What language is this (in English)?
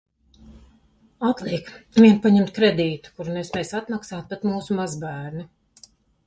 Latvian